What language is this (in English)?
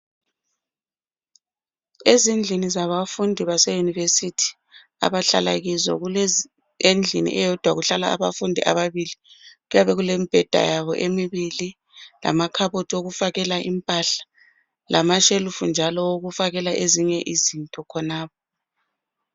North Ndebele